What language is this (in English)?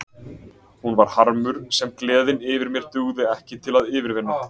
Icelandic